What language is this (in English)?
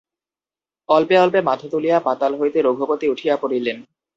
Bangla